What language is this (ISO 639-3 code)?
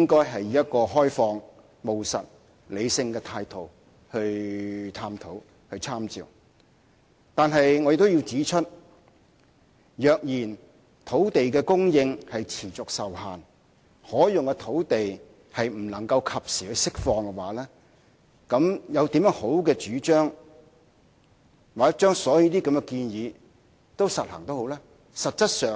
yue